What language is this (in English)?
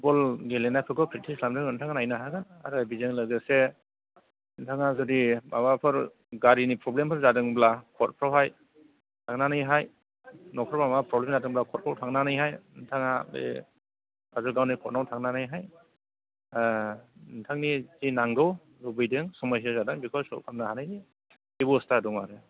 Bodo